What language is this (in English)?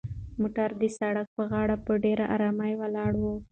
Pashto